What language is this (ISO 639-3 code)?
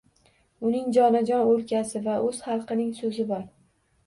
uzb